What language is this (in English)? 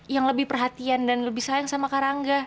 Indonesian